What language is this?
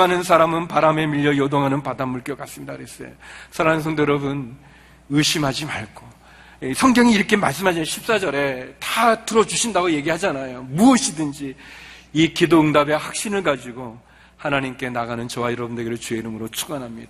Korean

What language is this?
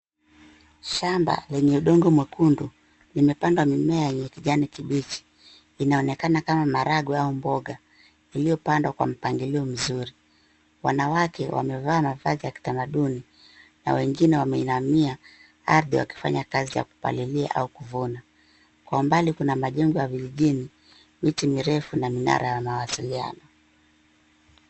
Swahili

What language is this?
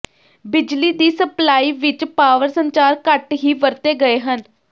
Punjabi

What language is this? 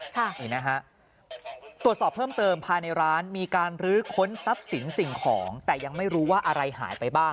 Thai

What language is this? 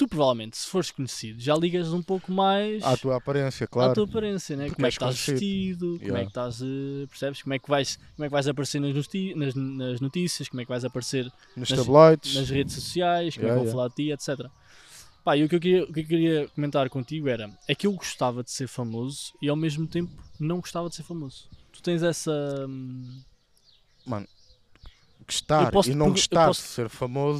Portuguese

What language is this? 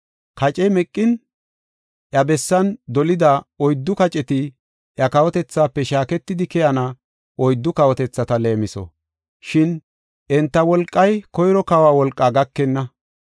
Gofa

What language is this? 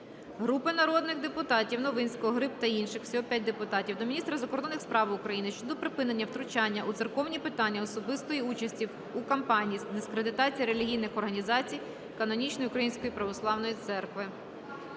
Ukrainian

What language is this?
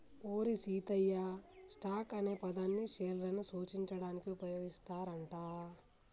Telugu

